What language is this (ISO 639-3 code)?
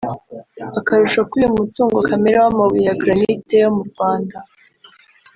kin